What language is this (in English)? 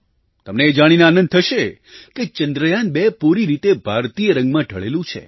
Gujarati